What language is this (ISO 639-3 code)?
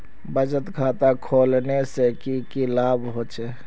mag